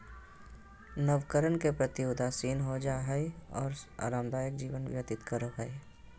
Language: Magahi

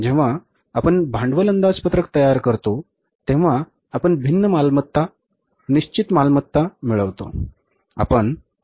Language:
Marathi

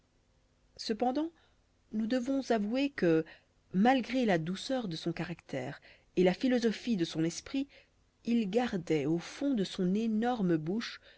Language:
French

